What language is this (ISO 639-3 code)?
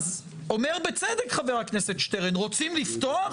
heb